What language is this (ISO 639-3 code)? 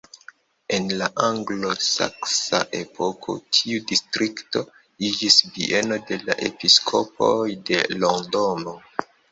epo